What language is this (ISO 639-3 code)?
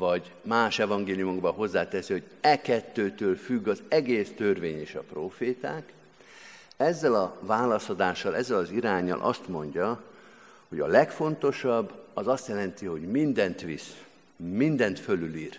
hun